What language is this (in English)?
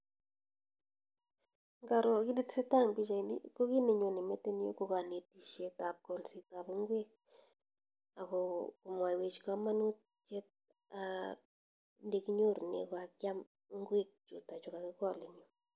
Kalenjin